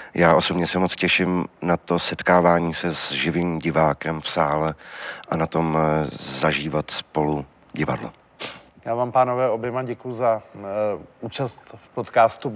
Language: Czech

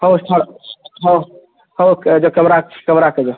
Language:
Odia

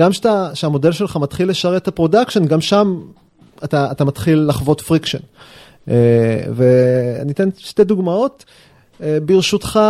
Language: Hebrew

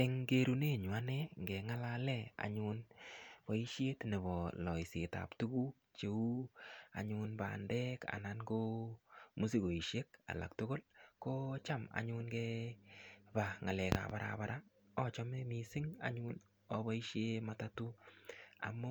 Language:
Kalenjin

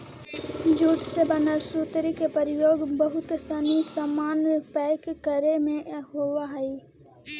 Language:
Magahi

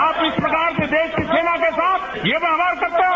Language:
Hindi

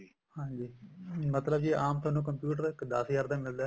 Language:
Punjabi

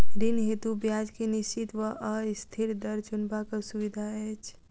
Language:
Maithili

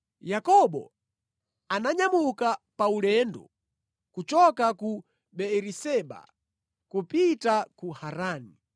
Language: Nyanja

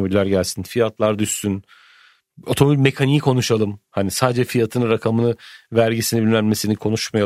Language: Turkish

